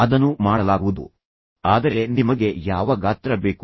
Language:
Kannada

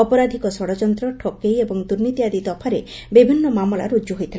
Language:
Odia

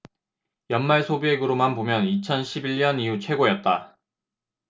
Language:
Korean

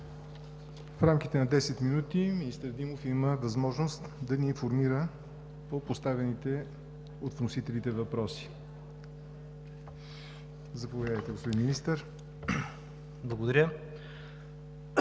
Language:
Bulgarian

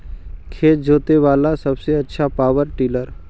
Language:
Magahi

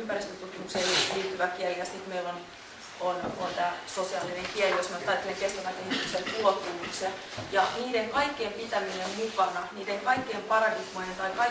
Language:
Finnish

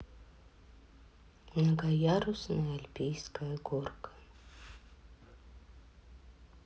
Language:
Russian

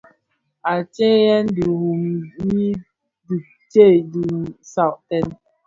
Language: Bafia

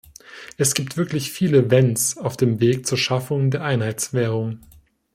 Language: German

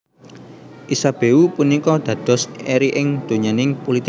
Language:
Javanese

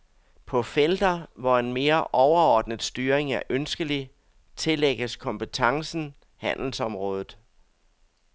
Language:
Danish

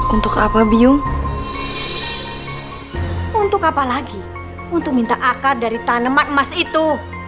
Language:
Indonesian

